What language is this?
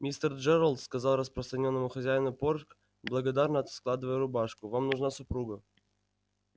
Russian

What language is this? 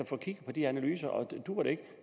Danish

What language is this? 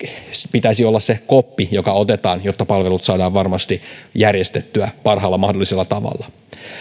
Finnish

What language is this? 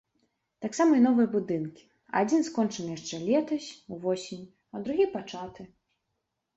Belarusian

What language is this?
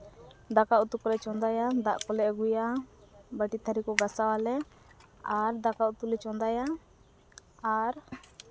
Santali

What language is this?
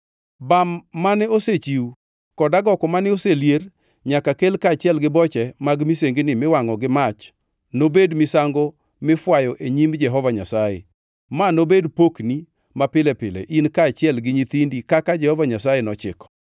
Luo (Kenya and Tanzania)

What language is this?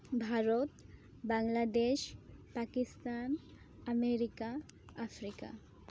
Santali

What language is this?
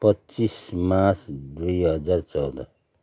Nepali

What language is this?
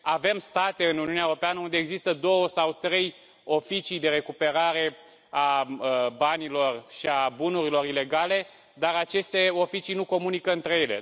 Romanian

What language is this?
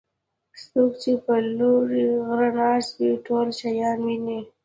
Pashto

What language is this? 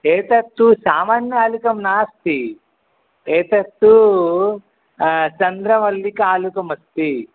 Sanskrit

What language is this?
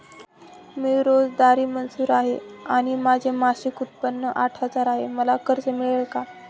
Marathi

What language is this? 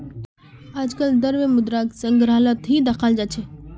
Magahi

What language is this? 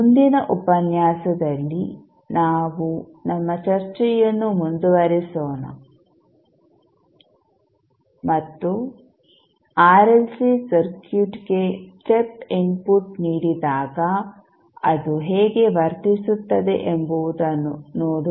Kannada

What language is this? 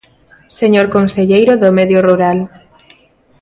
Galician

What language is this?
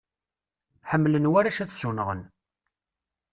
Kabyle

